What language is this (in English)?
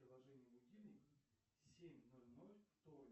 Russian